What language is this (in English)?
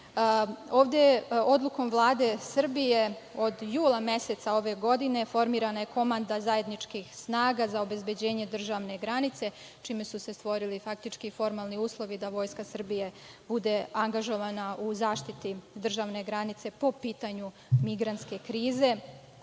Serbian